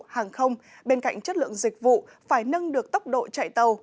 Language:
Vietnamese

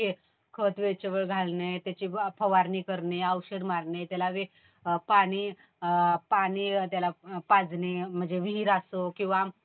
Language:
Marathi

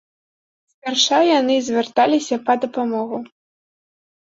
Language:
Belarusian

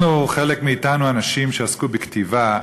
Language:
Hebrew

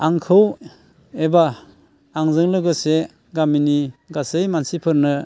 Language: Bodo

